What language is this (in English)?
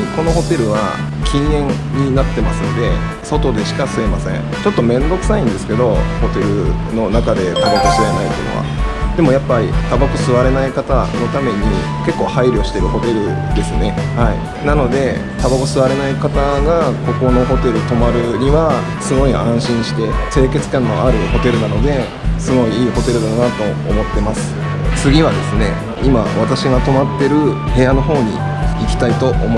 Japanese